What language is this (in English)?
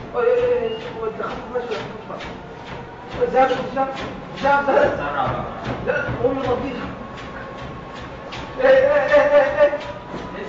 Arabic